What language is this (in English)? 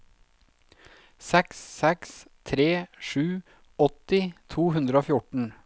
Norwegian